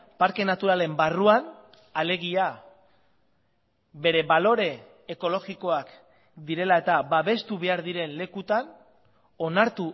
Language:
Basque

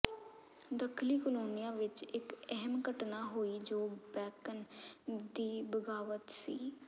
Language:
Punjabi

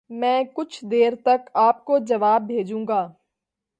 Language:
Urdu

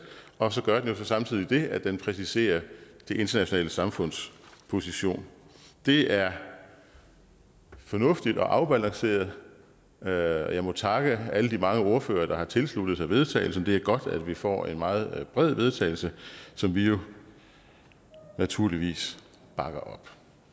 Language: Danish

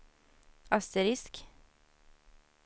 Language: Swedish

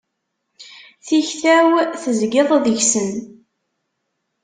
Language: Kabyle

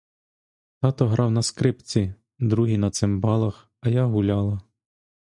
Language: Ukrainian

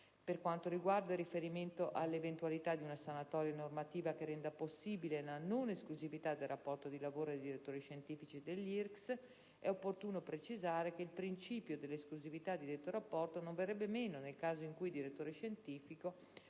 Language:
Italian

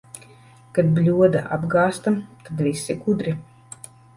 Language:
Latvian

